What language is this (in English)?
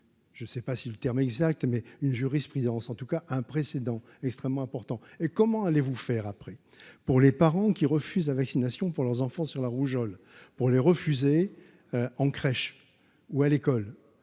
French